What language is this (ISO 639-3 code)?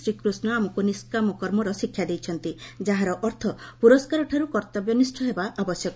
ori